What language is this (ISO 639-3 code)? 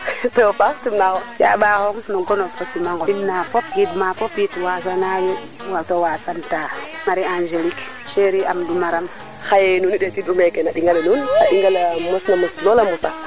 srr